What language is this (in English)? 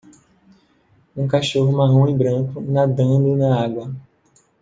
Portuguese